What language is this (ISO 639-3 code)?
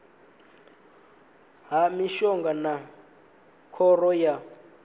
ven